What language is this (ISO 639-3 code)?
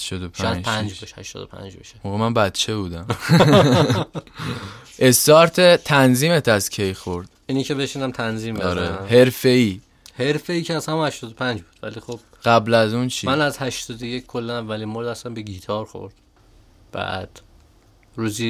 fas